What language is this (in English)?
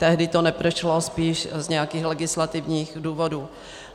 Czech